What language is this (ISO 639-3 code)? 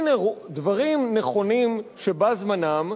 heb